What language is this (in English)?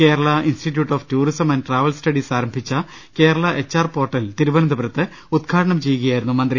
Malayalam